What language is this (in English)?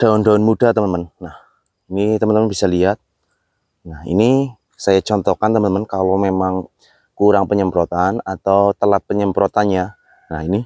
Indonesian